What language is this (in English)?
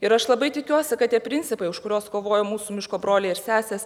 Lithuanian